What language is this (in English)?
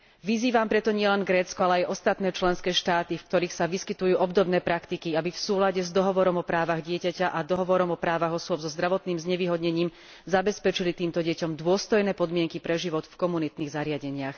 Slovak